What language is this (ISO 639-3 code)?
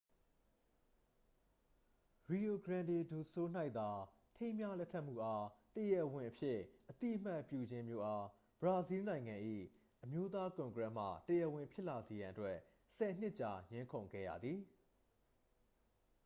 mya